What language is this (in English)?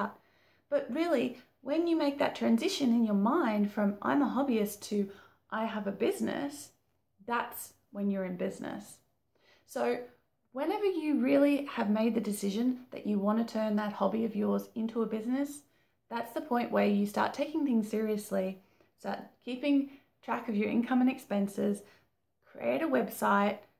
English